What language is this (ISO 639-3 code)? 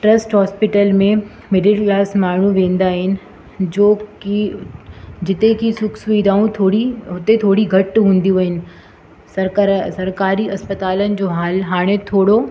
snd